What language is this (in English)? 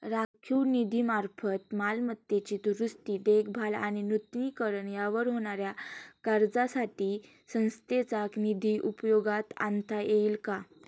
Marathi